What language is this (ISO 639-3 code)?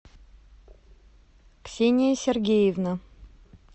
rus